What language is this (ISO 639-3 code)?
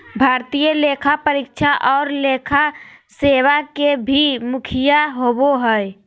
mag